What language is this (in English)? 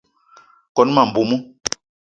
Eton (Cameroon)